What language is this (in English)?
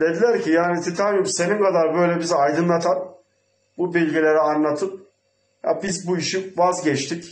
Turkish